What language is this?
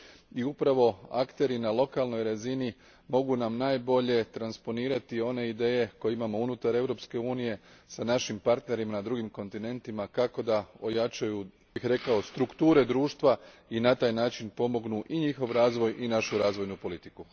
Croatian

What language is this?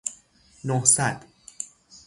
Persian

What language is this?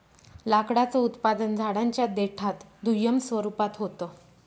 Marathi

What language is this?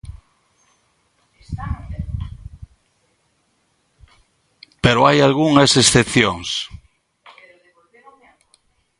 Galician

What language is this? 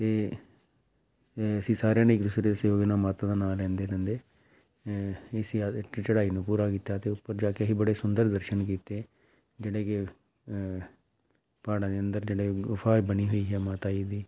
Punjabi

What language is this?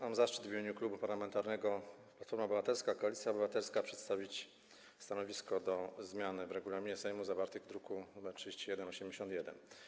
Polish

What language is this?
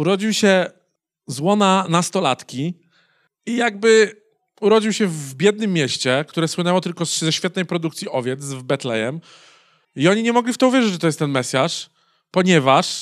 Polish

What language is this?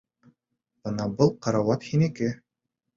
Bashkir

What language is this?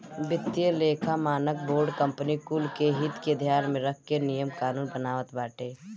Bhojpuri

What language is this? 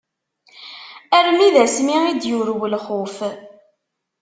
Kabyle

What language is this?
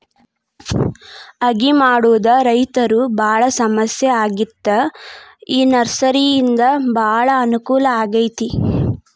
Kannada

